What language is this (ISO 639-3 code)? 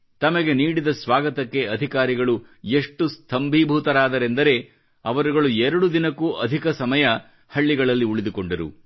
kan